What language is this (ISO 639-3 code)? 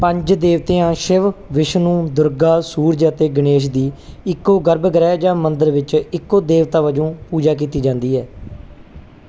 pan